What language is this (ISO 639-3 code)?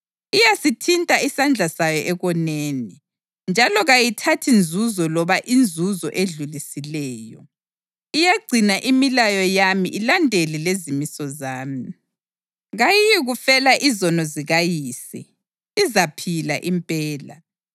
nde